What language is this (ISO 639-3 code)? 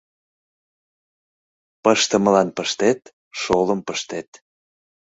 chm